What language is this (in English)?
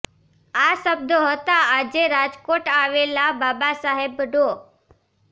Gujarati